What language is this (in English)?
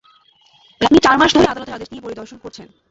Bangla